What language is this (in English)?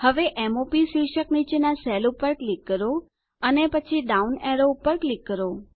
Gujarati